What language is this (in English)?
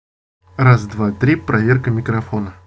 Russian